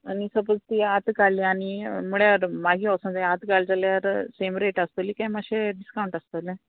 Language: Konkani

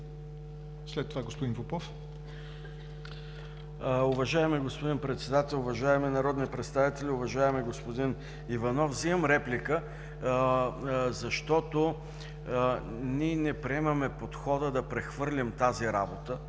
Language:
Bulgarian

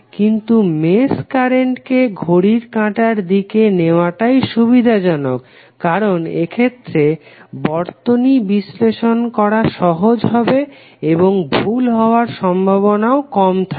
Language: Bangla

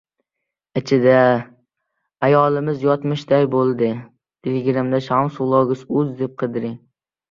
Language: Uzbek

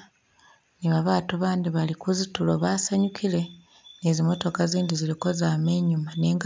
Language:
Masaaba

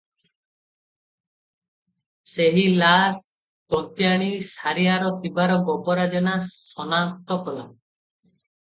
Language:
Odia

